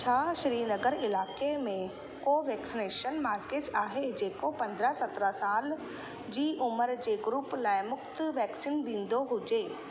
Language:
Sindhi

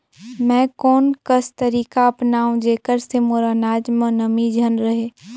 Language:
Chhattisgarhi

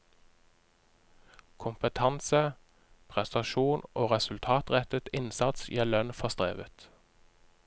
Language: Norwegian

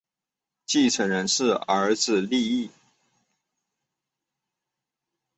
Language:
Chinese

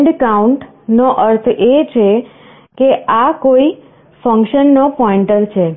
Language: Gujarati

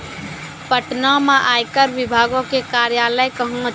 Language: Maithili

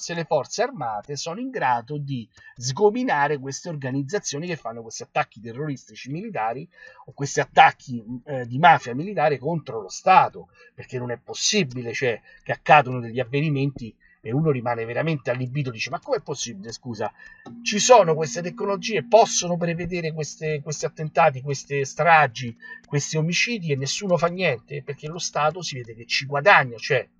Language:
Italian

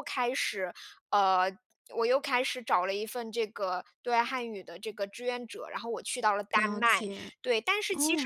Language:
Chinese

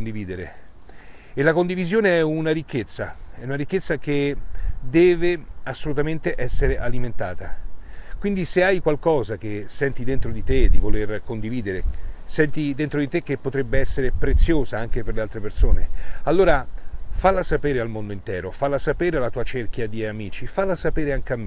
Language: Italian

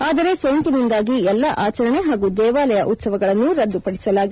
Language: Kannada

